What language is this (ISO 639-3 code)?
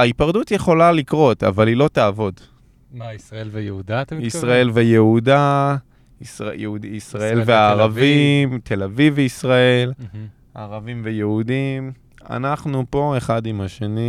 heb